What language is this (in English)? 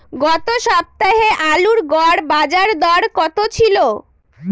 Bangla